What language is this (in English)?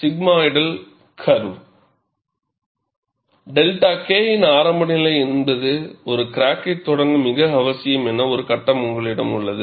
Tamil